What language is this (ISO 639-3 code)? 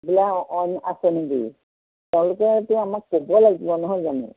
asm